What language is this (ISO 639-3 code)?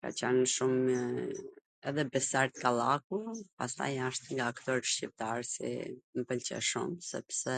aln